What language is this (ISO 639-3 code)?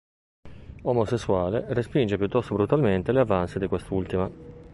ita